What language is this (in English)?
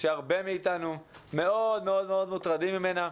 Hebrew